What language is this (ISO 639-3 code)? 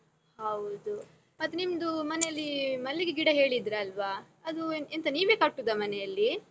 kan